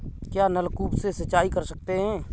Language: Hindi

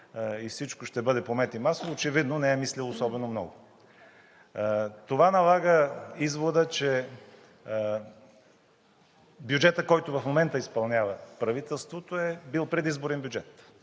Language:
Bulgarian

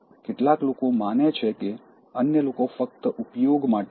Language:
Gujarati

